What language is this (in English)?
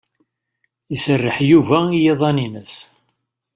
Kabyle